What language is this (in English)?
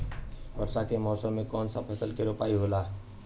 Bhojpuri